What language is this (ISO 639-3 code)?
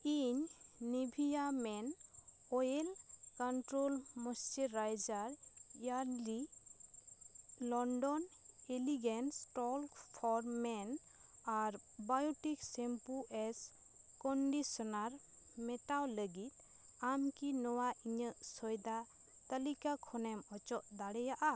sat